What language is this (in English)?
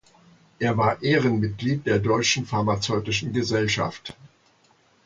German